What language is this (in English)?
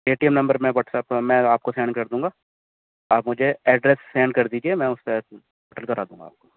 Urdu